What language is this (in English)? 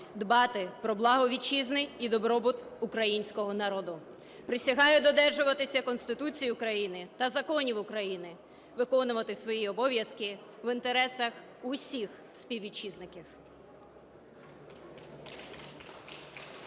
Ukrainian